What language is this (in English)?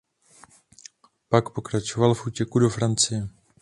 Czech